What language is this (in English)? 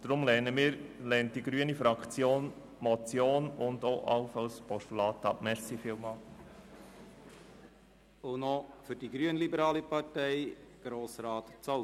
Swiss German